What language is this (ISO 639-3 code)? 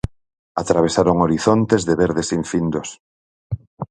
glg